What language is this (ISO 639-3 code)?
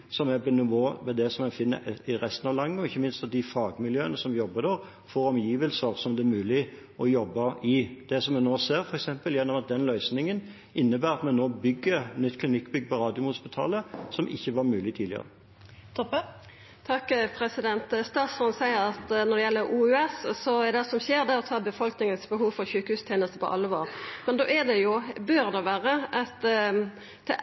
nor